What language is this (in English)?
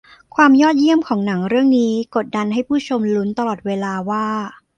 Thai